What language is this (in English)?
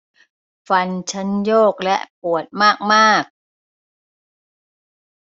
Thai